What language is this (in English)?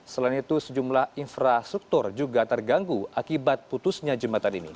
Indonesian